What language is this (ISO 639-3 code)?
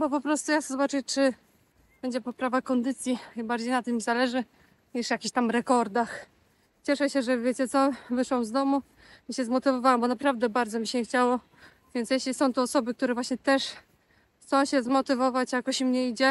pol